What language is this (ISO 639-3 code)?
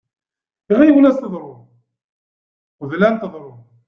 kab